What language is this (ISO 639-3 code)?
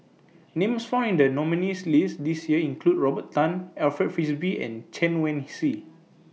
eng